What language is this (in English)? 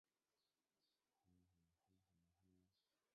Chinese